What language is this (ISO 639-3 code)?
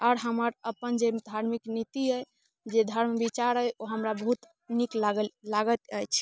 mai